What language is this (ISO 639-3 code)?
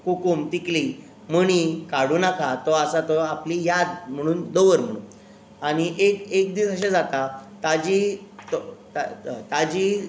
kok